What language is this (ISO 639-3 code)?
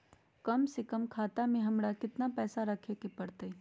mag